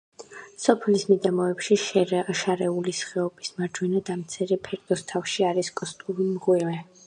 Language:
Georgian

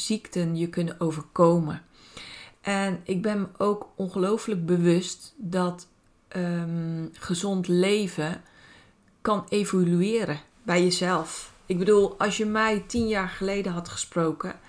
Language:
Dutch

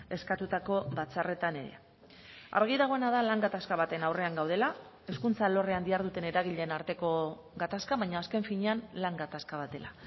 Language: Basque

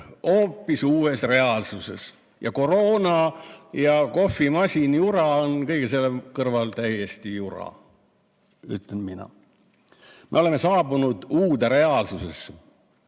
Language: Estonian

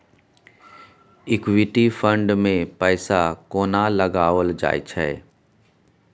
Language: Maithili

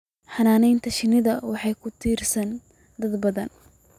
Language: Somali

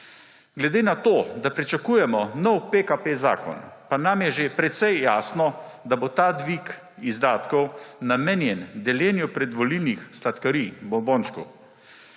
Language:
Slovenian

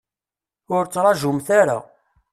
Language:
Kabyle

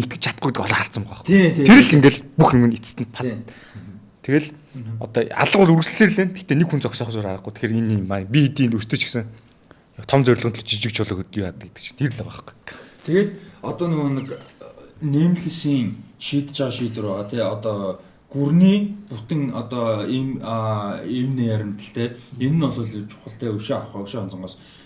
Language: Korean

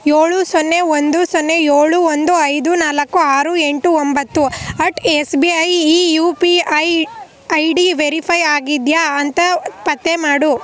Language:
Kannada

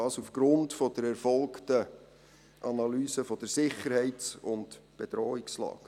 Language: Swiss German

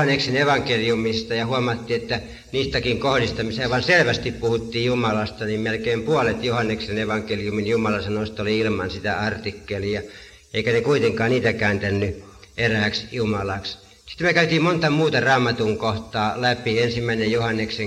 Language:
Finnish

